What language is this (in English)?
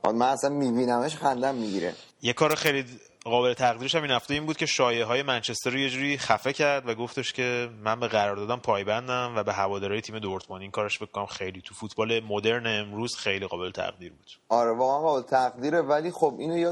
Persian